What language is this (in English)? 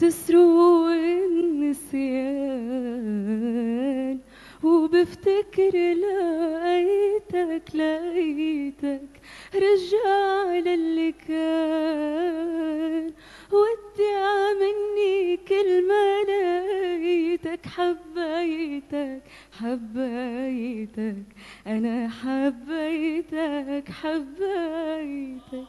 Arabic